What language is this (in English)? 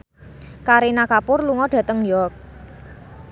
Javanese